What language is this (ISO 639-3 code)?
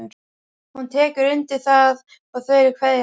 isl